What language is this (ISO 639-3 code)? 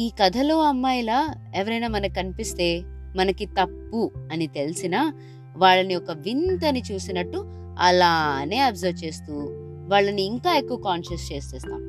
tel